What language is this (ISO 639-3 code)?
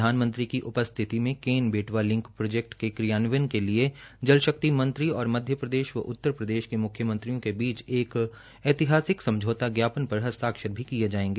hin